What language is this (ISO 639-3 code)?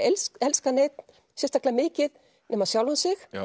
isl